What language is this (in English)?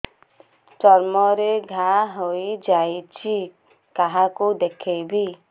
Odia